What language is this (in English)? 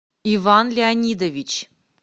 Russian